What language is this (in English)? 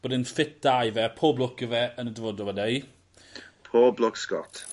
Welsh